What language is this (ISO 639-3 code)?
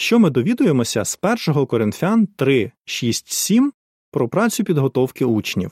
ukr